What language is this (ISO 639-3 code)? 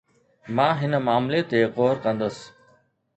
snd